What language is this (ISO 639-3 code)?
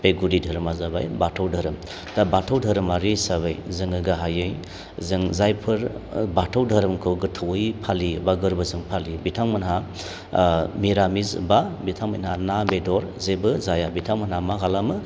brx